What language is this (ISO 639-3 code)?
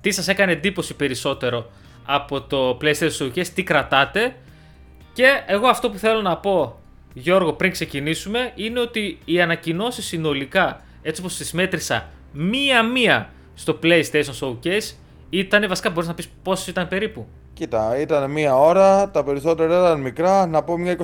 ell